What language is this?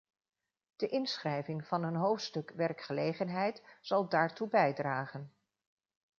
Dutch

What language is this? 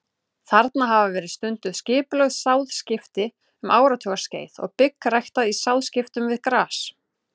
Icelandic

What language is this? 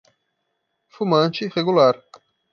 Portuguese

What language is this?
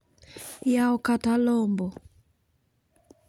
Luo (Kenya and Tanzania)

